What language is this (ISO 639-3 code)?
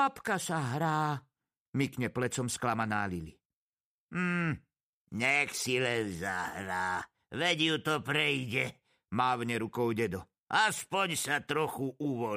slk